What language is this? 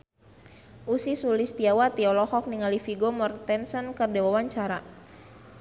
Sundanese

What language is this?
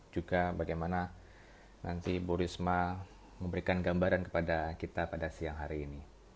Indonesian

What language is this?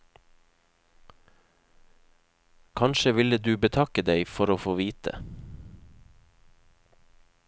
Norwegian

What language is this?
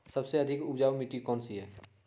Magahi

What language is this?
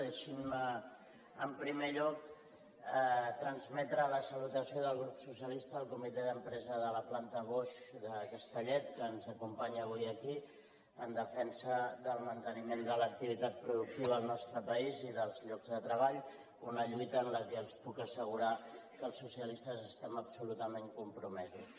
Catalan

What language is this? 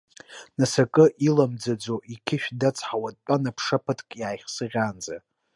Abkhazian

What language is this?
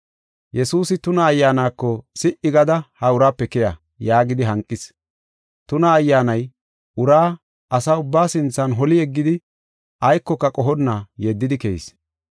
Gofa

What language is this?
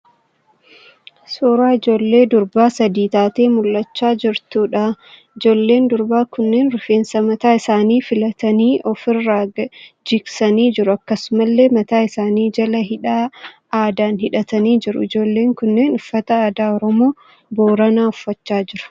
Oromo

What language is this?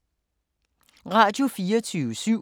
Danish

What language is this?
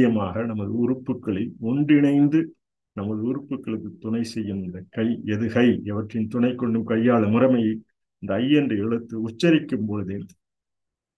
Tamil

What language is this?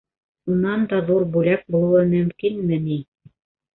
Bashkir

